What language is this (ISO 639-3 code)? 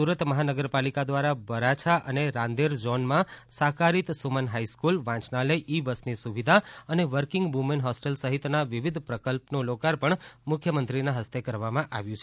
guj